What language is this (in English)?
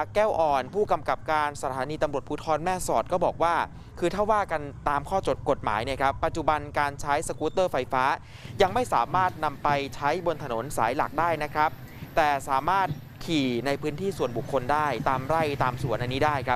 Thai